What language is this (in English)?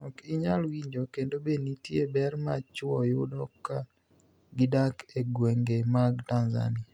Luo (Kenya and Tanzania)